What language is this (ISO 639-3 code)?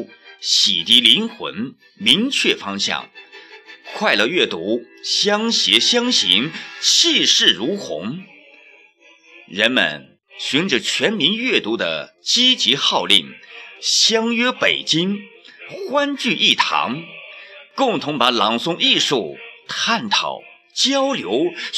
zho